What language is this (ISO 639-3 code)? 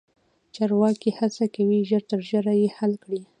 pus